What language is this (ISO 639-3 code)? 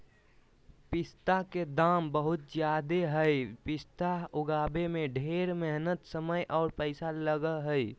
mag